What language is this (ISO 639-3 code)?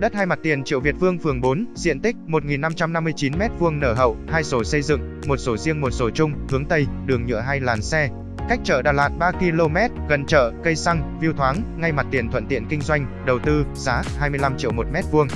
vie